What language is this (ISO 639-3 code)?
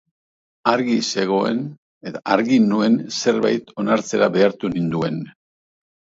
eus